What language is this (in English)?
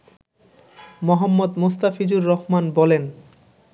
Bangla